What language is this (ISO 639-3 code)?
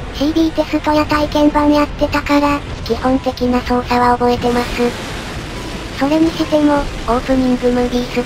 jpn